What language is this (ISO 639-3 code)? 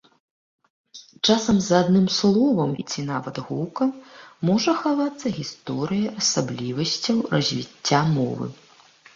bel